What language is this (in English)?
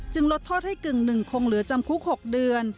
Thai